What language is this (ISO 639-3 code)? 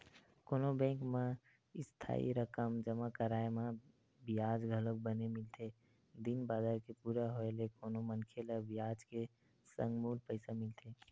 hne